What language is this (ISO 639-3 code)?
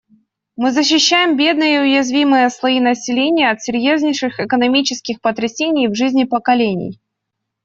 rus